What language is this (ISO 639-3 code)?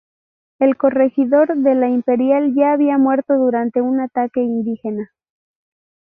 spa